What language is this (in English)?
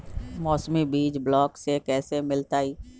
Magahi